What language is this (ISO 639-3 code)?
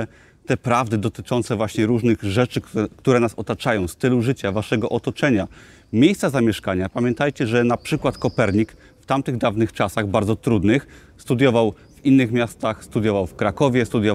pol